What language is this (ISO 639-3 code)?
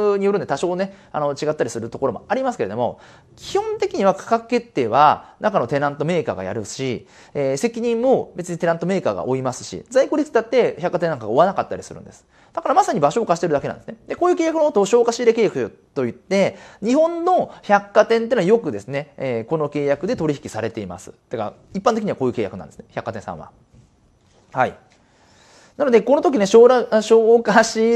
jpn